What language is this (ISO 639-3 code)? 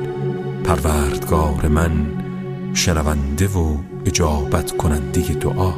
fas